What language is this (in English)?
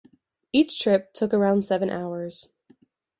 English